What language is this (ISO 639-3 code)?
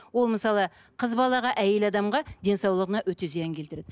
kaz